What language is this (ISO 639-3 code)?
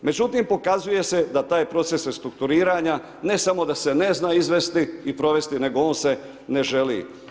hrv